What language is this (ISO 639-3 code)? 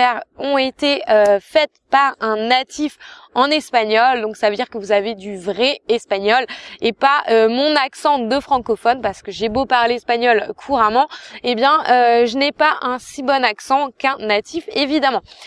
fra